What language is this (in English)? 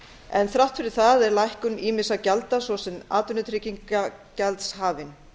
Icelandic